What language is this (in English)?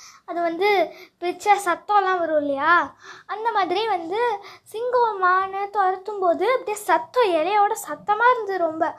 Tamil